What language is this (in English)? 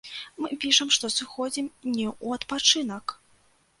Belarusian